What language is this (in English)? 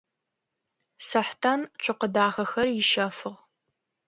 Adyghe